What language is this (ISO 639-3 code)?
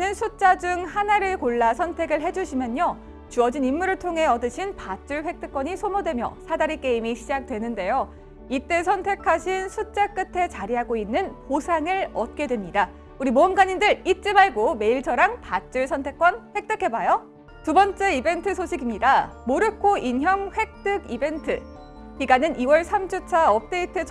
kor